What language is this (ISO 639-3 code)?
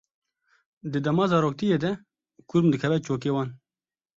kur